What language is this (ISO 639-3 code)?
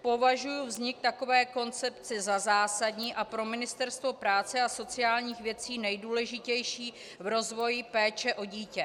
ces